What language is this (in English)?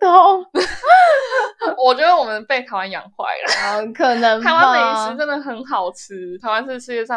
Chinese